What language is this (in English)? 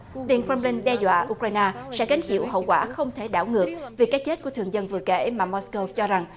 Vietnamese